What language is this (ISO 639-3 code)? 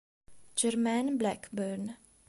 ita